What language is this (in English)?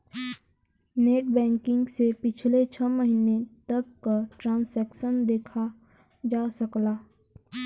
Bhojpuri